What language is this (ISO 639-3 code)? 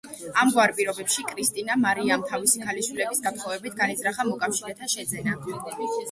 kat